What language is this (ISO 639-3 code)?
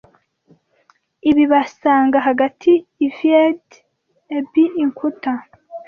kin